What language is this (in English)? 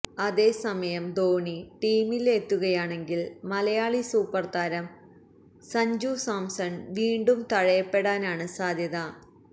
Malayalam